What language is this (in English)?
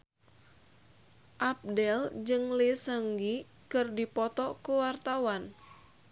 Sundanese